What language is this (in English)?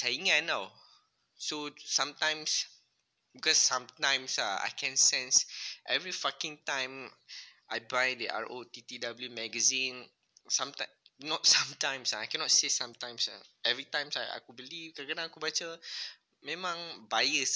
Malay